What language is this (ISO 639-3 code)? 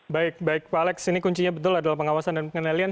ind